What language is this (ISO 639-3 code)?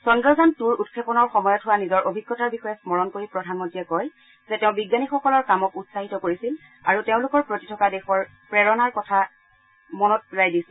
asm